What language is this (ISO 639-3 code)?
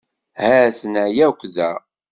kab